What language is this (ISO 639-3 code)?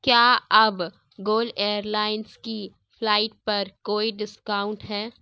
urd